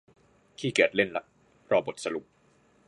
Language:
Thai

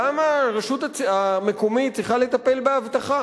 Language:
Hebrew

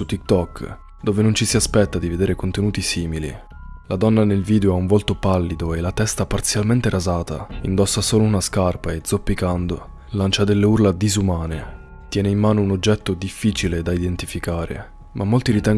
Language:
Italian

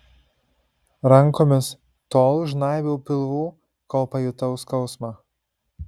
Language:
Lithuanian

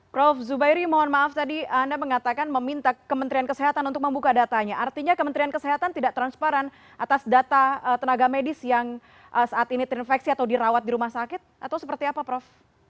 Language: Indonesian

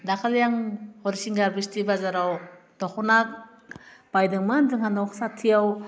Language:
Bodo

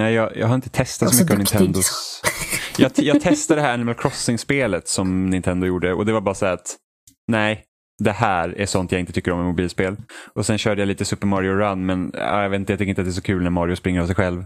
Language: Swedish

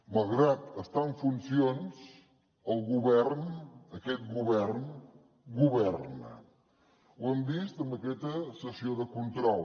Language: Catalan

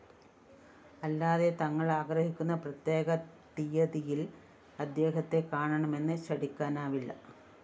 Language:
Malayalam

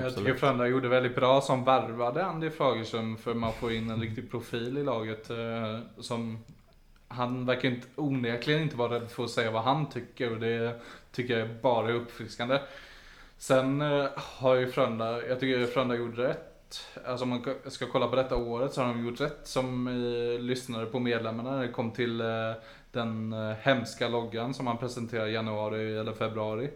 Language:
Swedish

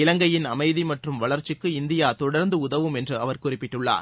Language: Tamil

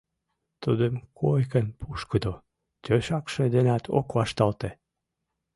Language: Mari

